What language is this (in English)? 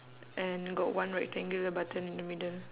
English